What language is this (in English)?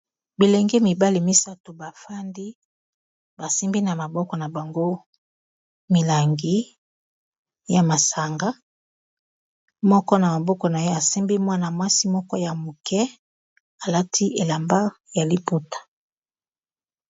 Lingala